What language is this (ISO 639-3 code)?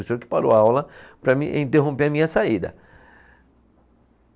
por